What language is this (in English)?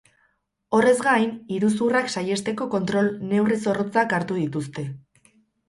Basque